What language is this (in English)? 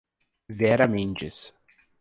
Portuguese